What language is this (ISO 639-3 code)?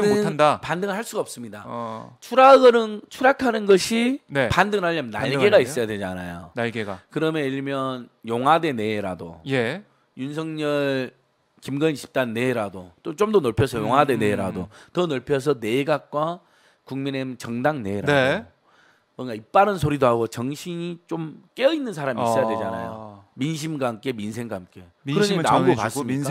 kor